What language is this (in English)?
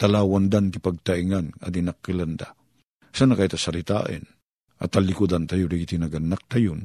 Filipino